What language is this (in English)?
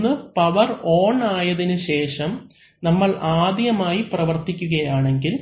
Malayalam